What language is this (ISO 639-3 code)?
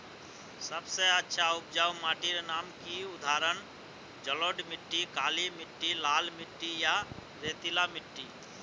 mag